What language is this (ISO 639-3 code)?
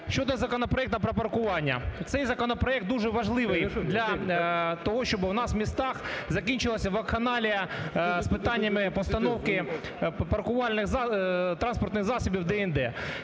ukr